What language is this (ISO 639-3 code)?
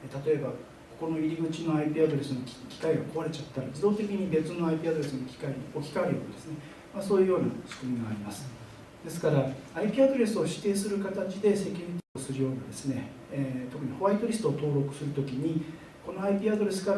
jpn